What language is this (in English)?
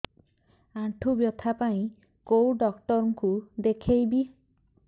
Odia